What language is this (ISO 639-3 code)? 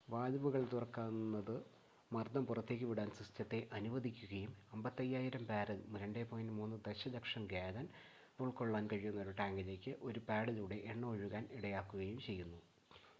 mal